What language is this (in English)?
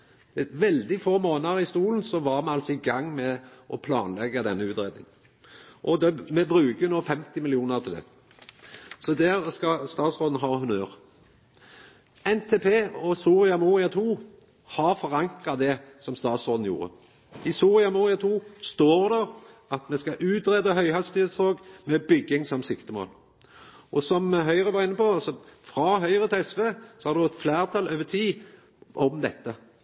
Norwegian Nynorsk